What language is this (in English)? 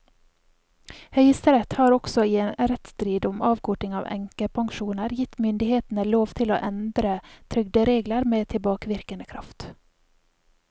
Norwegian